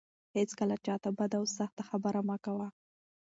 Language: Pashto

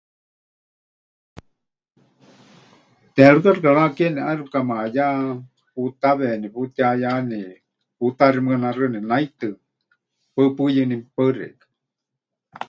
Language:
Huichol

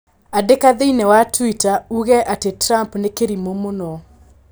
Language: Kikuyu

